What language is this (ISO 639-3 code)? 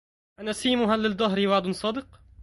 ara